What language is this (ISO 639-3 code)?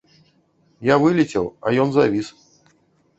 bel